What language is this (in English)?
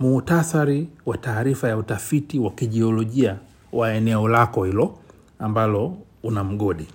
Swahili